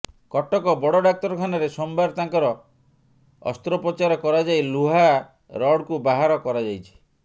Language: Odia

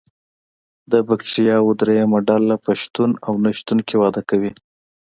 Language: Pashto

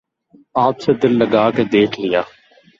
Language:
Urdu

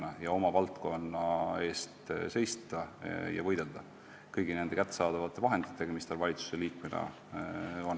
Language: Estonian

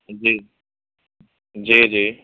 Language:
Urdu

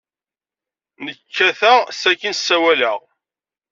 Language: Kabyle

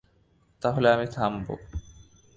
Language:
Bangla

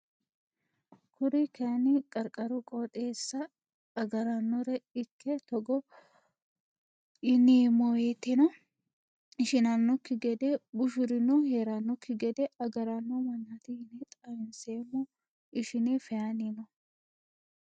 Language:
Sidamo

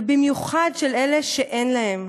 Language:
Hebrew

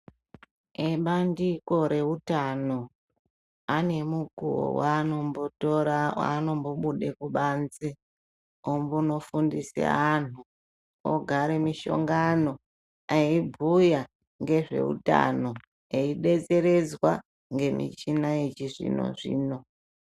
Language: Ndau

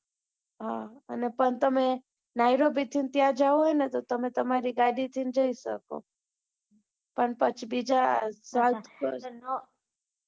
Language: Gujarati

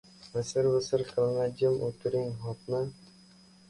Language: Uzbek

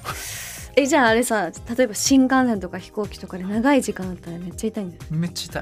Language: Japanese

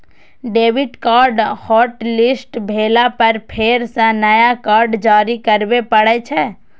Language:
Maithili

